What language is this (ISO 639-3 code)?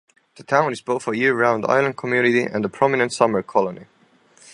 eng